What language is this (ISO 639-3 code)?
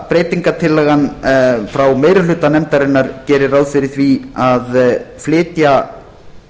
isl